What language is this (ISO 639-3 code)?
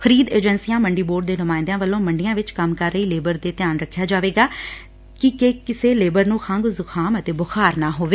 pan